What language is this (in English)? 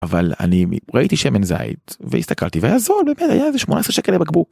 Hebrew